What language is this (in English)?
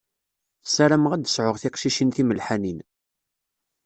Kabyle